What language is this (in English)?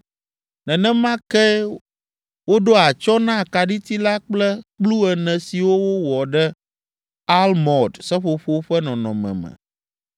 Ewe